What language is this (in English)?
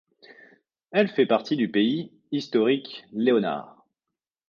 French